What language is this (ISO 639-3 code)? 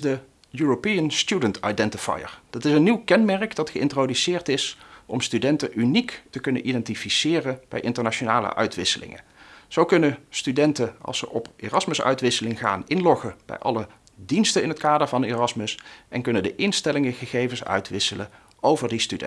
nld